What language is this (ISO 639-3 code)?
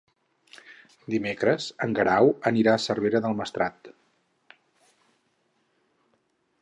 cat